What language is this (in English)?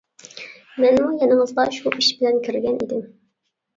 Uyghur